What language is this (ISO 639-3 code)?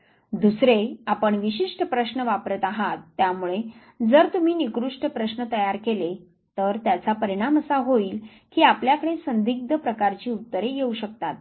mar